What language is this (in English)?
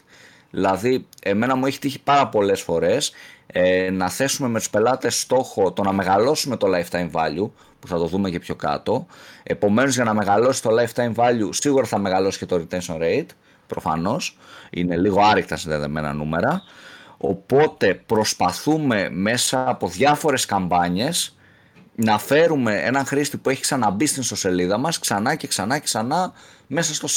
Greek